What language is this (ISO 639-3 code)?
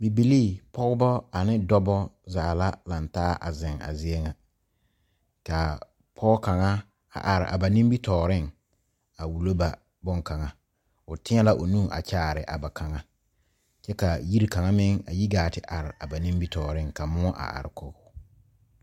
dga